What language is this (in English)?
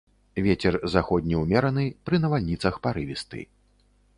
Belarusian